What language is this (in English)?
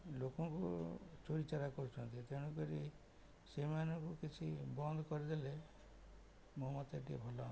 Odia